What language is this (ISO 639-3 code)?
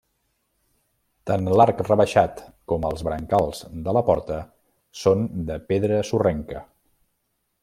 cat